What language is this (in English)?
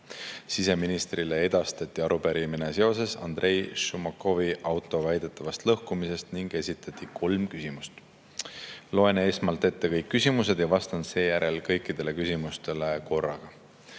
Estonian